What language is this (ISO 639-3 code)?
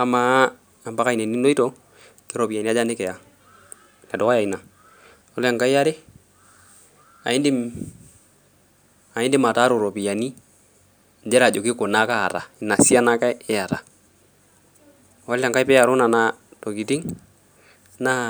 mas